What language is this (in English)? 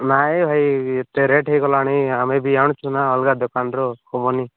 Odia